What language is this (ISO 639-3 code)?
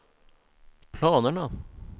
swe